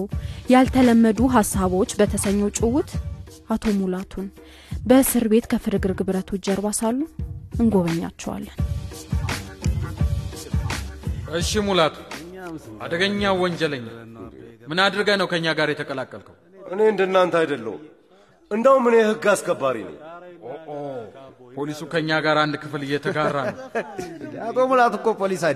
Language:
Amharic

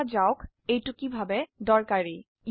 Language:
Assamese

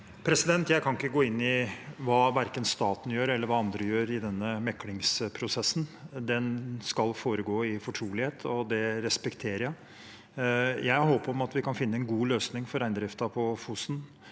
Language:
Norwegian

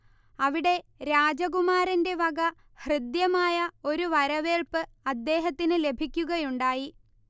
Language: Malayalam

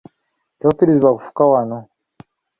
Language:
Ganda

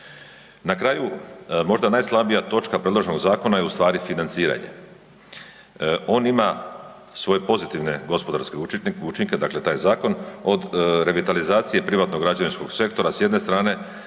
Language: Croatian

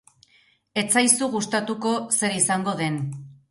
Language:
Basque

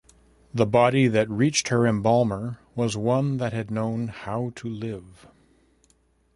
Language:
English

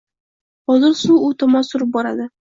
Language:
Uzbek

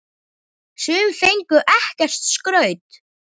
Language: Icelandic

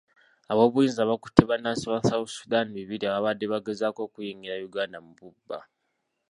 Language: Ganda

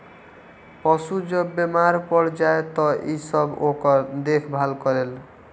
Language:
Bhojpuri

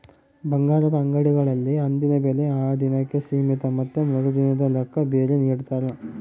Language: Kannada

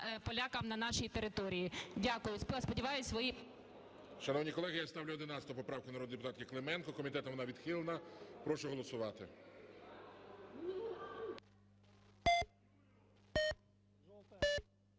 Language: Ukrainian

